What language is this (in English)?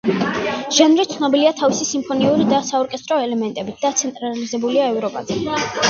Georgian